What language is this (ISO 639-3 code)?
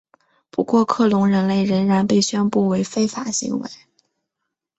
zho